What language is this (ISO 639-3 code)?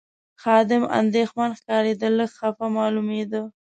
pus